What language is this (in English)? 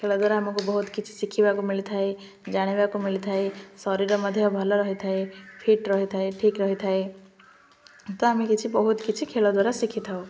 Odia